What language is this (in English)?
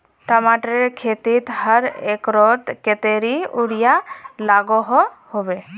Magahi